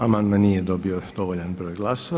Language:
Croatian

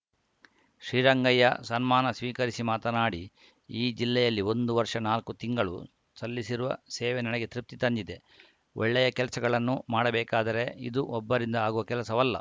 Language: Kannada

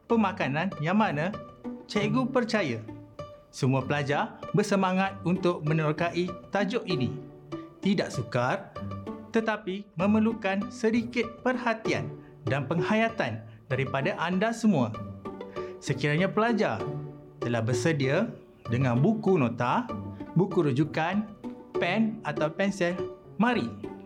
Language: Malay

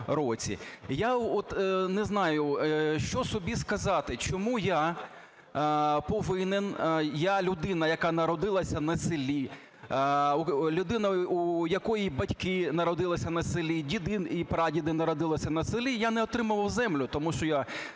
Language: Ukrainian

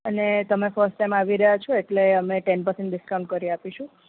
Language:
Gujarati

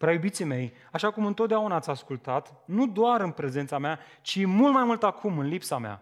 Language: Romanian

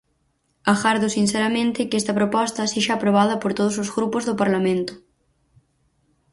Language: Galician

